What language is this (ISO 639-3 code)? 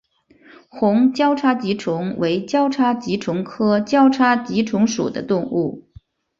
zho